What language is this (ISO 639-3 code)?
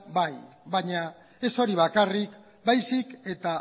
eus